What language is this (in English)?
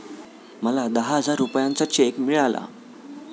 Marathi